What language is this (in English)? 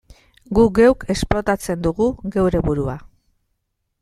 Basque